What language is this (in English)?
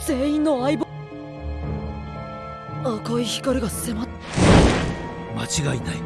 Japanese